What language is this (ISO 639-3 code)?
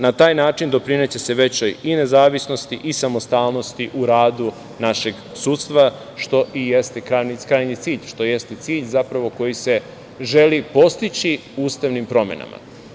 srp